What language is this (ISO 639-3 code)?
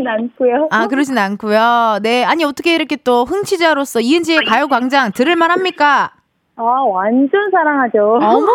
kor